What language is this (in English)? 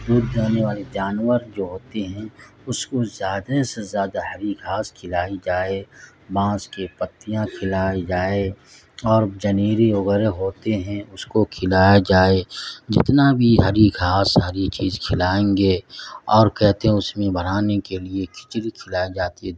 Urdu